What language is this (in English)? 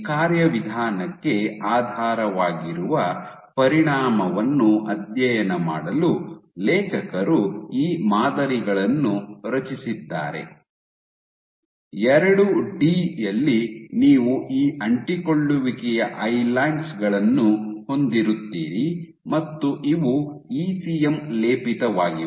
Kannada